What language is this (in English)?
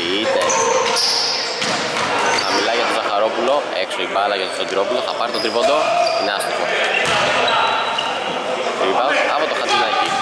Greek